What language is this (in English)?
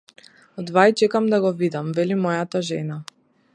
Macedonian